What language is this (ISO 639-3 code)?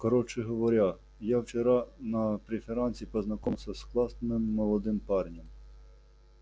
rus